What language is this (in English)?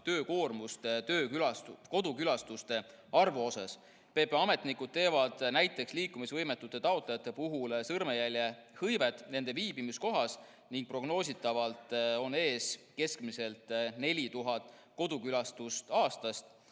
Estonian